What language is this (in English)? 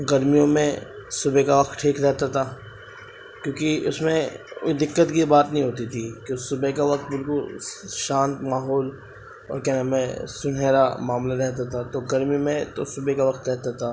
Urdu